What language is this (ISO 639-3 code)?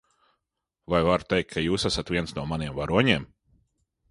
lav